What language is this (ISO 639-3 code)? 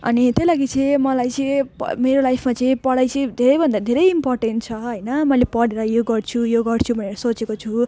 nep